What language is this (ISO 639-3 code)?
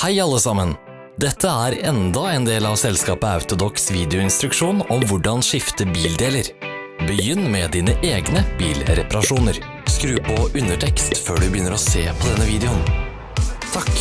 nor